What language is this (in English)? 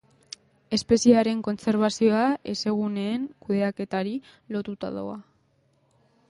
Basque